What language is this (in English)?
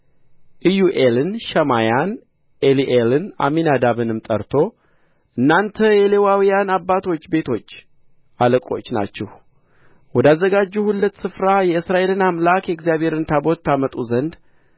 Amharic